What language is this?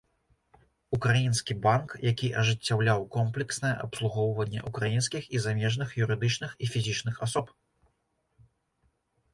Belarusian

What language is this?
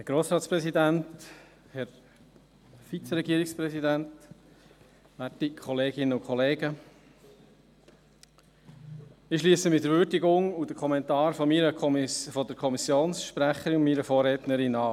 Swiss German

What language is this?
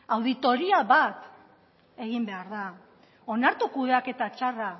Basque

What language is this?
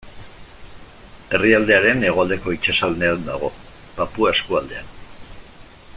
Basque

